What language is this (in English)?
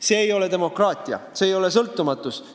Estonian